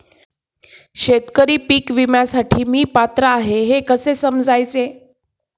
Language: Marathi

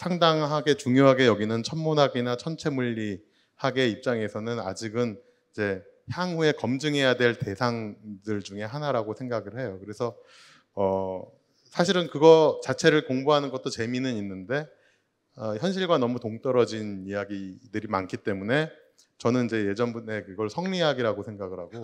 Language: Korean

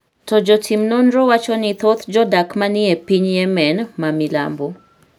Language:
Luo (Kenya and Tanzania)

